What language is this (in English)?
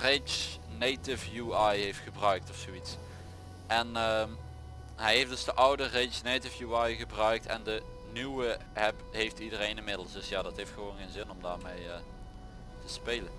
Dutch